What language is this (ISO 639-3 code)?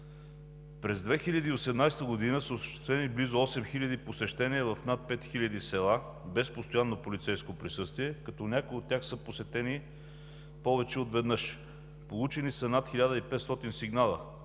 bul